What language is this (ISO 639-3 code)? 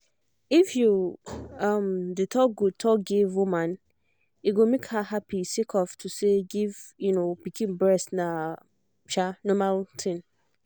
pcm